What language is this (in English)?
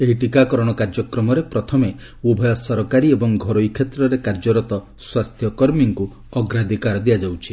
Odia